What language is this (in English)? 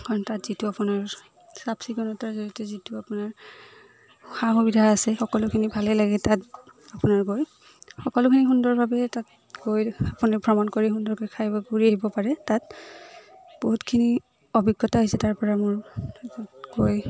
Assamese